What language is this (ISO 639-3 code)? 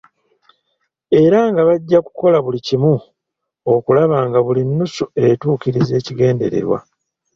lug